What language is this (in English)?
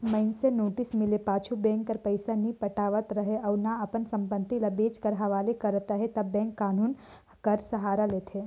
Chhattisgarhi